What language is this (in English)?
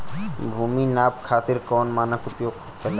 Bhojpuri